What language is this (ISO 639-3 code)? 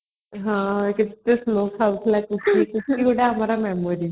ori